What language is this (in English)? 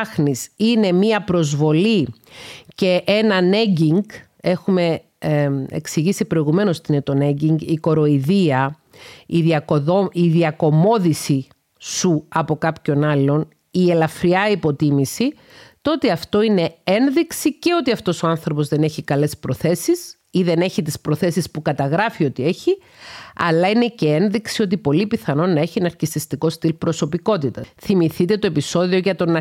Greek